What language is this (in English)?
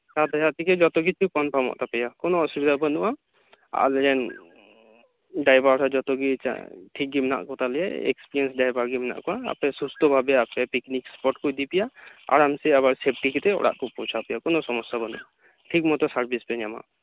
Santali